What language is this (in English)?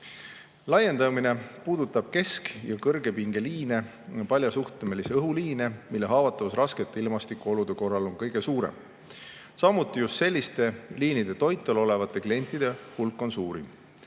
Estonian